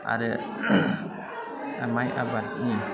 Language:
Bodo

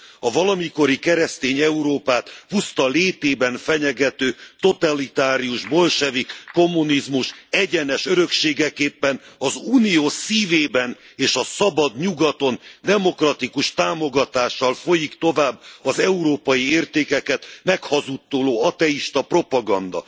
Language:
Hungarian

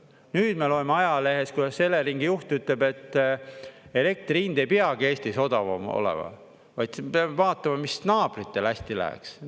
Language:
Estonian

